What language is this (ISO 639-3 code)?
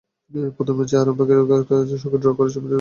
ben